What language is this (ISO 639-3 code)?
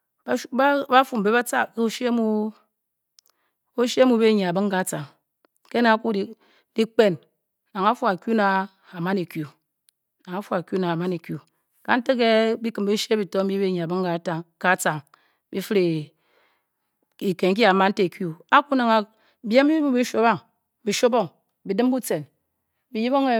bky